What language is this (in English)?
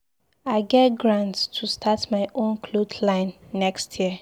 Nigerian Pidgin